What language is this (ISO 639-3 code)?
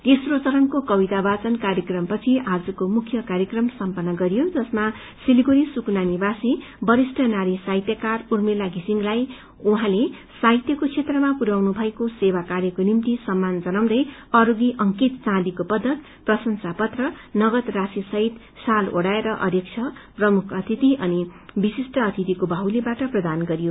nep